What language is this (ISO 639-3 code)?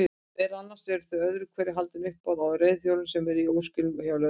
isl